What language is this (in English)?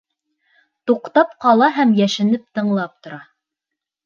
Bashkir